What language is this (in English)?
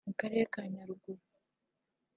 Kinyarwanda